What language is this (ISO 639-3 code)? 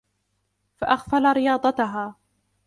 ara